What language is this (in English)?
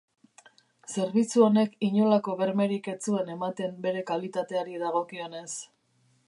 Basque